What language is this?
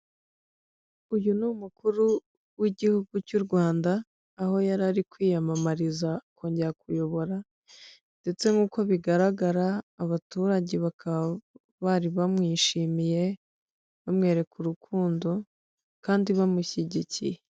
Kinyarwanda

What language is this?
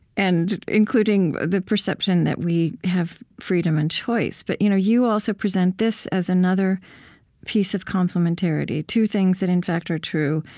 English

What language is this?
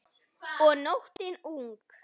Icelandic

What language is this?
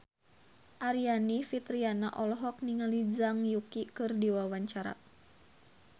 Sundanese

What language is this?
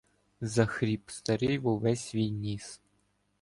Ukrainian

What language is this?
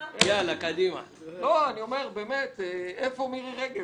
Hebrew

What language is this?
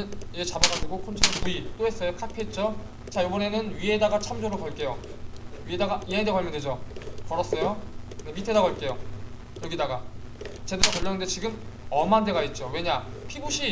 Korean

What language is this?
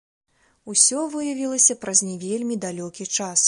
Belarusian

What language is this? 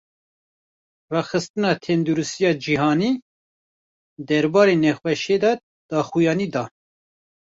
Kurdish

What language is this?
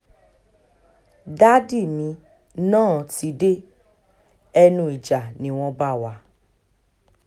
Yoruba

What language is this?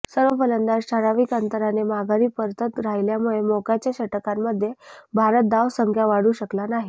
Marathi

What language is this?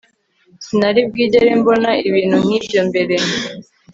Kinyarwanda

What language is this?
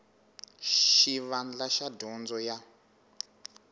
Tsonga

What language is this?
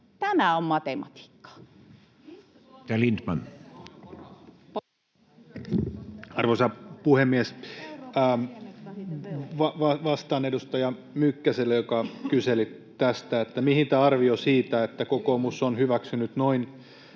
Finnish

